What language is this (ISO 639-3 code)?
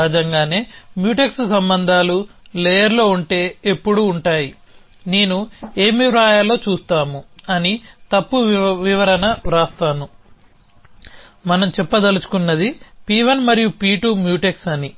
tel